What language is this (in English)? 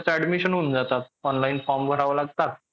Marathi